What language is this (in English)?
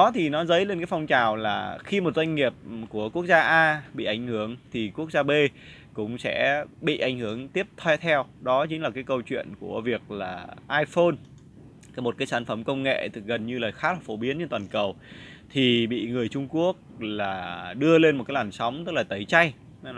Vietnamese